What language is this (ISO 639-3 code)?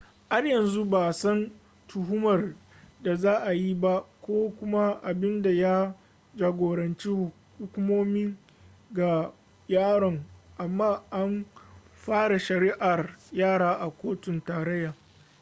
hau